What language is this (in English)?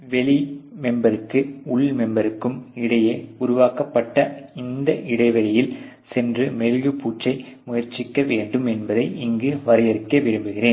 Tamil